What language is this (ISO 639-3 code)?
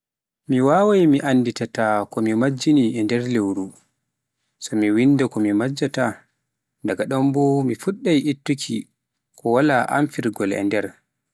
fuf